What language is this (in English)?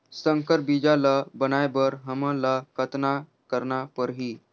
Chhattisgarhi